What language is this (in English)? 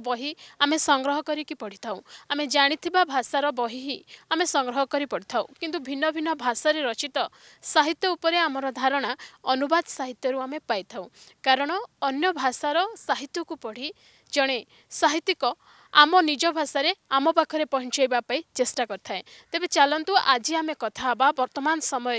Hindi